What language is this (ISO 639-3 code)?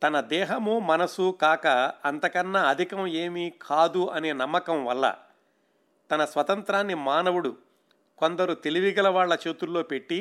tel